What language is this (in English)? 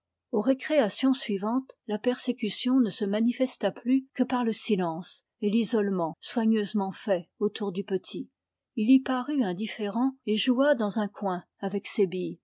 French